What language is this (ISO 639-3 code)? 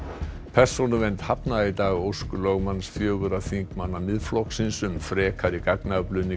isl